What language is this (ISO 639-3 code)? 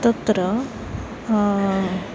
san